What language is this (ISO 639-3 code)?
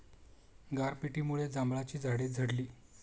mar